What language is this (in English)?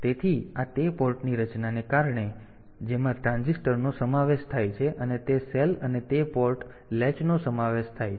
Gujarati